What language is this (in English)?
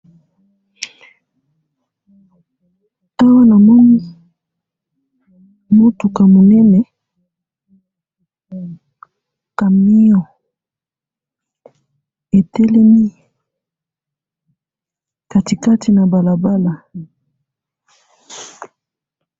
Lingala